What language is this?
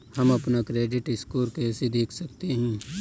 Hindi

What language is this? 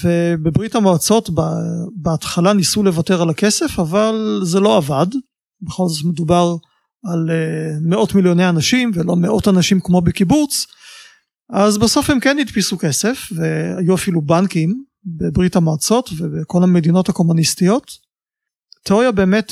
Hebrew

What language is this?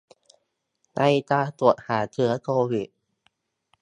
Thai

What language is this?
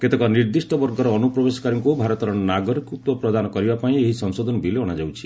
Odia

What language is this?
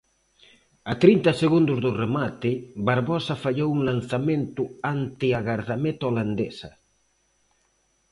Galician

